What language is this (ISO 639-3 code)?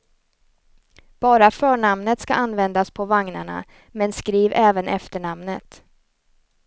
swe